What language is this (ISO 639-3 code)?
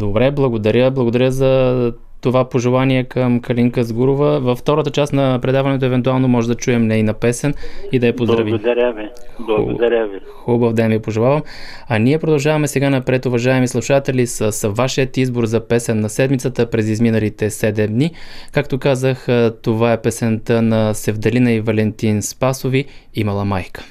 bul